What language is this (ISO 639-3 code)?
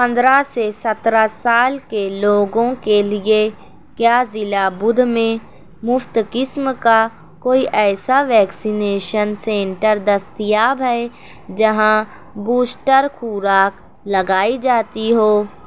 urd